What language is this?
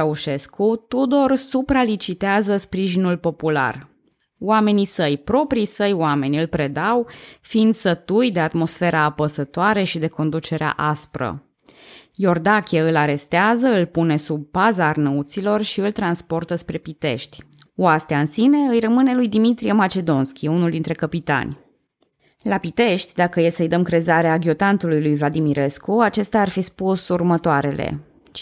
Romanian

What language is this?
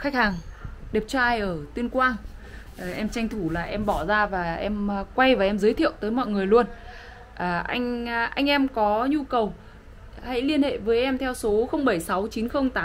Vietnamese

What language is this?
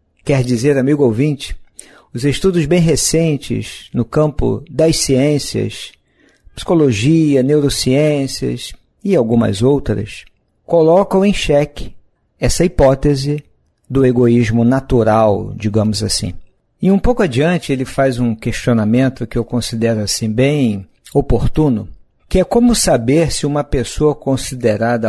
Portuguese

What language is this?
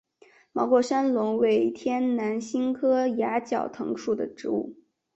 Chinese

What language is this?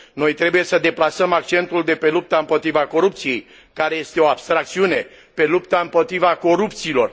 Romanian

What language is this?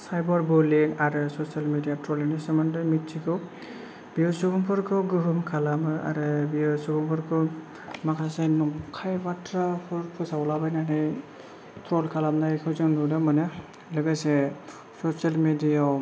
Bodo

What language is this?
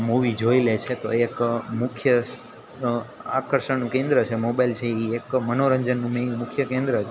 Gujarati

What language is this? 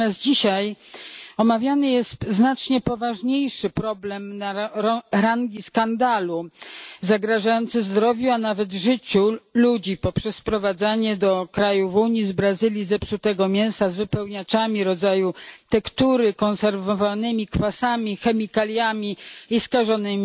Polish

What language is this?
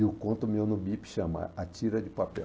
Portuguese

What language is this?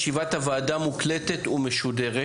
Hebrew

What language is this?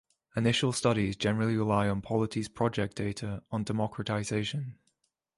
English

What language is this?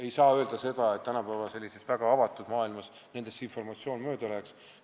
Estonian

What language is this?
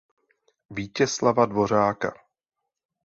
Czech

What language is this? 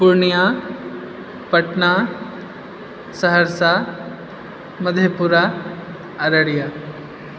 Maithili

